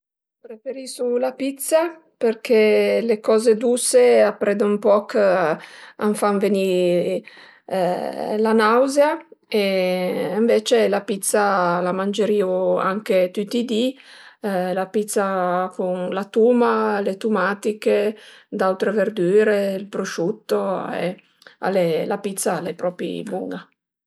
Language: Piedmontese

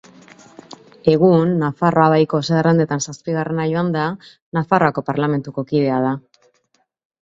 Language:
Basque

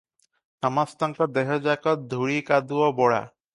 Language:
Odia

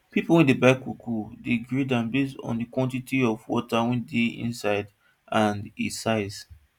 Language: Nigerian Pidgin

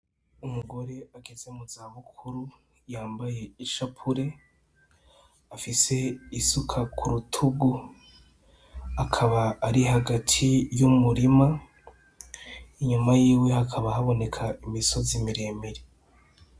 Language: Rundi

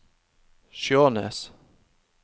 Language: Norwegian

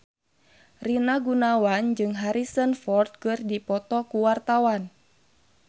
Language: Sundanese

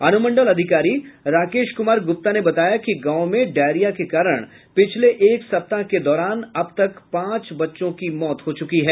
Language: Hindi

